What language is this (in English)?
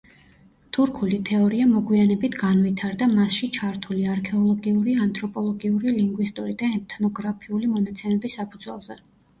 Georgian